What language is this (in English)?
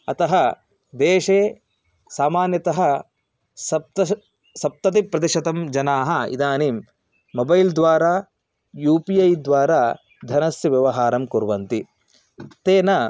Sanskrit